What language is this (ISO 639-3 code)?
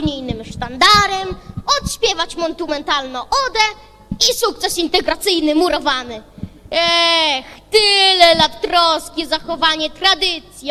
pol